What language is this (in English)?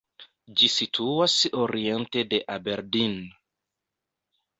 Esperanto